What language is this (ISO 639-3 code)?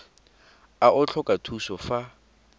tsn